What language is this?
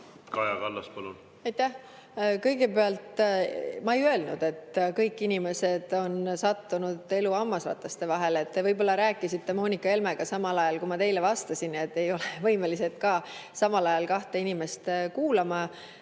Estonian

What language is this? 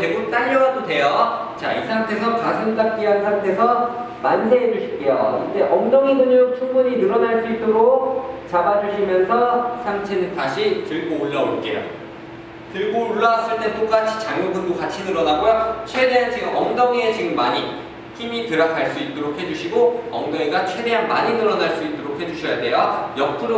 Korean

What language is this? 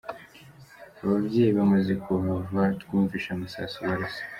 Kinyarwanda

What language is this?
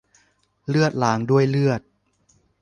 Thai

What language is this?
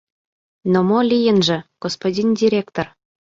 Mari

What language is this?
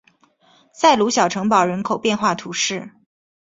Chinese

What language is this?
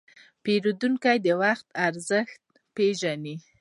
Pashto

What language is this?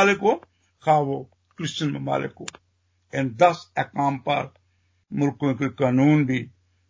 Hindi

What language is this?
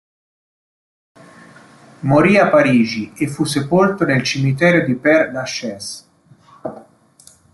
Italian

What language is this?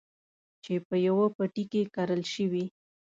Pashto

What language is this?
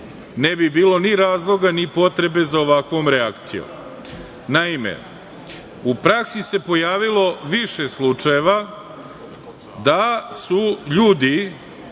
Serbian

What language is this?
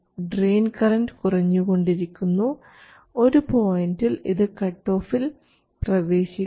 Malayalam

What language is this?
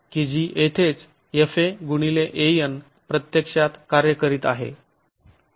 Marathi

